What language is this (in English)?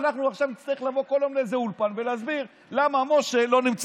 Hebrew